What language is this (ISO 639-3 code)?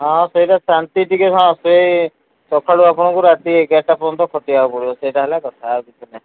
ori